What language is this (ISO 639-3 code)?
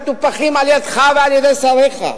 heb